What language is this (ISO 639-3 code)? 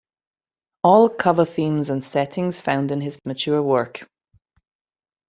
eng